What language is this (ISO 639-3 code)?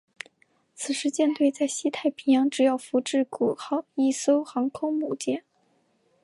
zho